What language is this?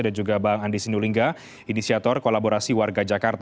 Indonesian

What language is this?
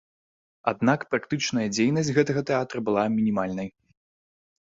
Belarusian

